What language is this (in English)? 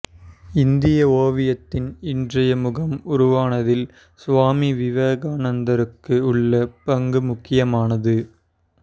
Tamil